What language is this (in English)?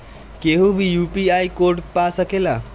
Bhojpuri